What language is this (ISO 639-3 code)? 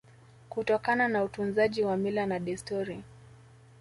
swa